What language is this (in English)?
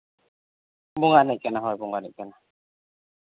Santali